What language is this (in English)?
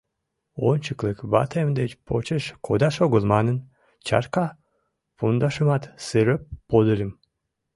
Mari